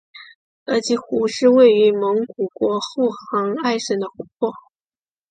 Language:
Chinese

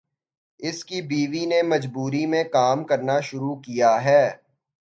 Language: Urdu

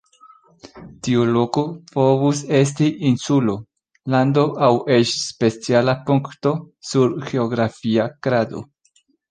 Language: Esperanto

